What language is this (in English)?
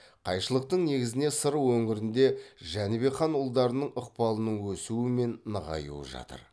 Kazakh